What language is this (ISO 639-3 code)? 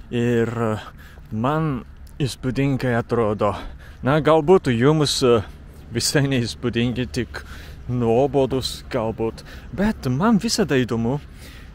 lit